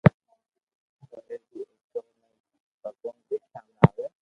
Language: Loarki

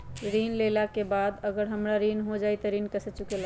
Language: Magahi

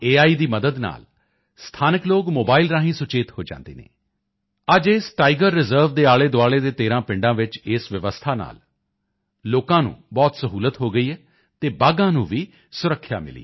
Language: Punjabi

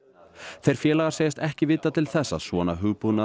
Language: Icelandic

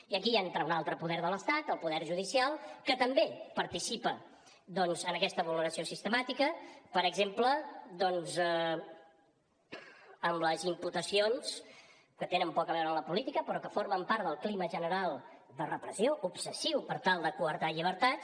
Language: Catalan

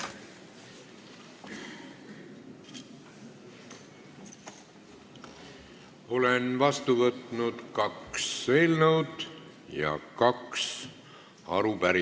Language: Estonian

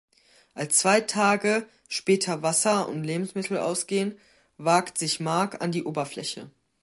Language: German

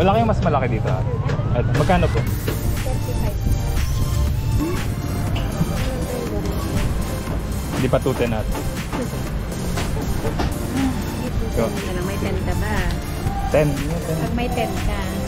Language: Filipino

